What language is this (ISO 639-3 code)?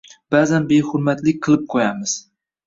uzb